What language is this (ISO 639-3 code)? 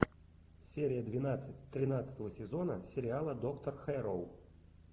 rus